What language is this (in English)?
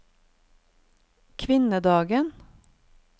Norwegian